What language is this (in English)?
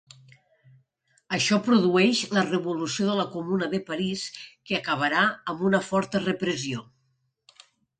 Catalan